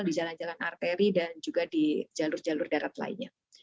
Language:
Indonesian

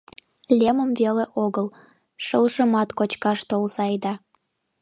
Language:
Mari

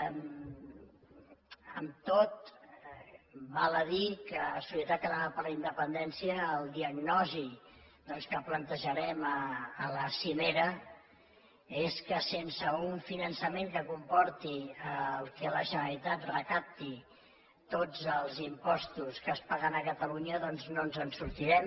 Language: Catalan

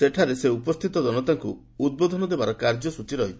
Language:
Odia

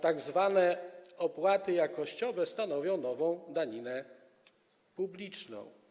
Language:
Polish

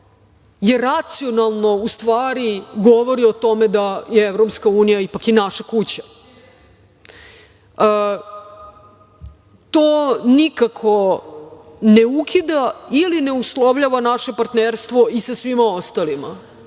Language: Serbian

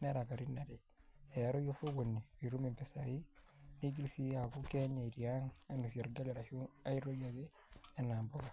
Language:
Masai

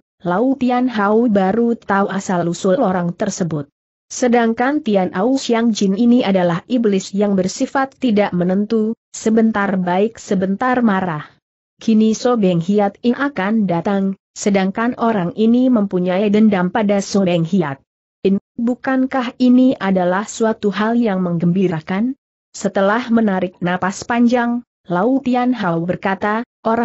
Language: Indonesian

